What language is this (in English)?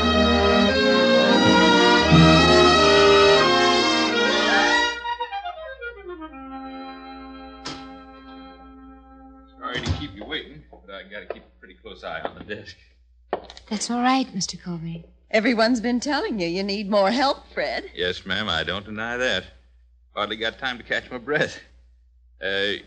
English